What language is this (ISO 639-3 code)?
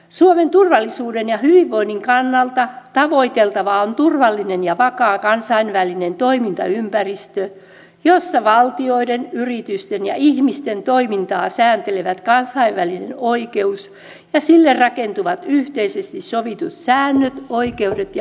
fin